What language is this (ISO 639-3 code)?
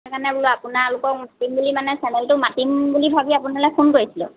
asm